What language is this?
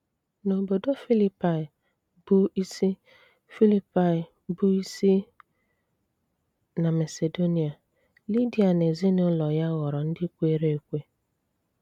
Igbo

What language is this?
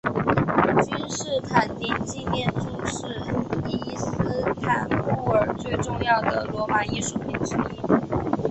Chinese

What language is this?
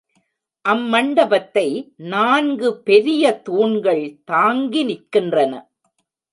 Tamil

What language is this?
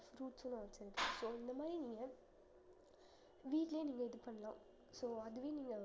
Tamil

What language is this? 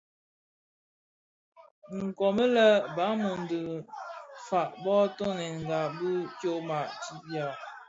Bafia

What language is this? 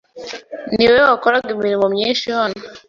Kinyarwanda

